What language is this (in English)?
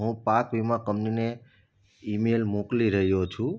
Gujarati